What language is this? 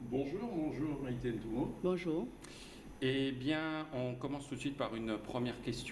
French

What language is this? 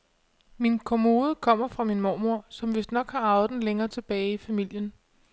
Danish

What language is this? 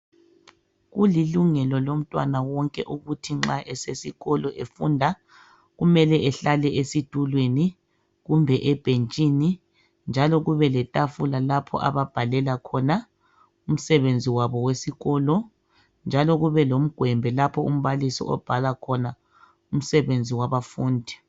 North Ndebele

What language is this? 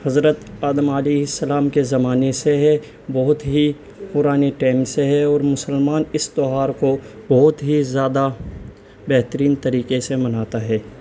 Urdu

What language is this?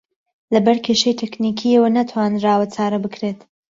Central Kurdish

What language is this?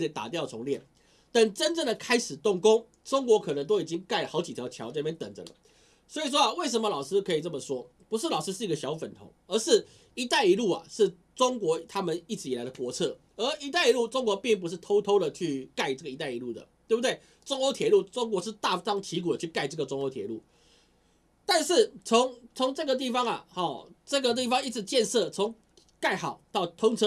Chinese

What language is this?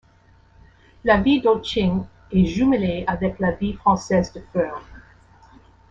French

